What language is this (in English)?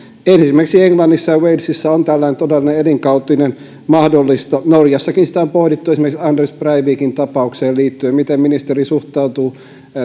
Finnish